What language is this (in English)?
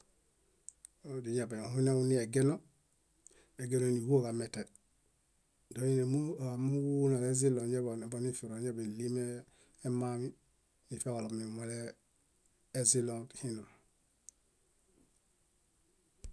Bayot